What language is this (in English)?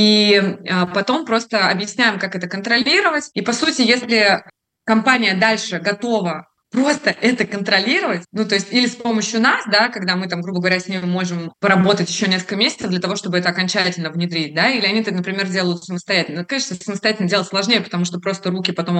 Russian